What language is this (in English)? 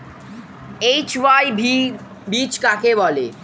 Bangla